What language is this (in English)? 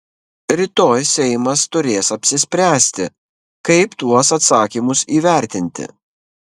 Lithuanian